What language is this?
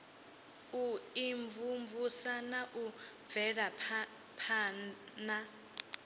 Venda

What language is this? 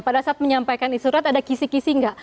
Indonesian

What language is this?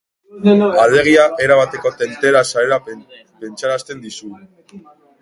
Basque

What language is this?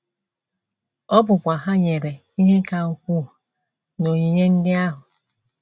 Igbo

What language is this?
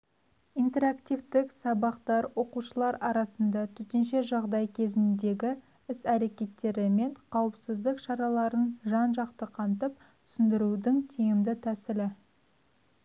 Kazakh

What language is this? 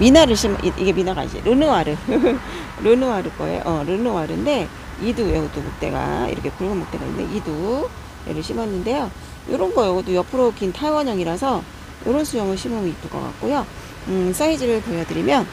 Korean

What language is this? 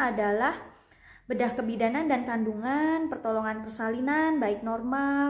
Indonesian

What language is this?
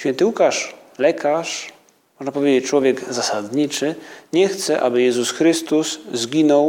Polish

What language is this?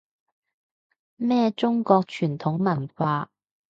Cantonese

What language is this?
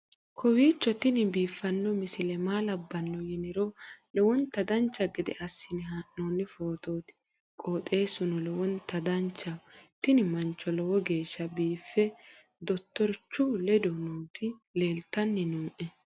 Sidamo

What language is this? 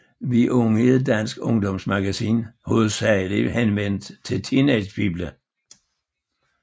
Danish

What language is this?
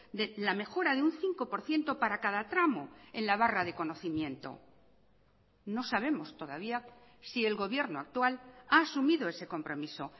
Spanish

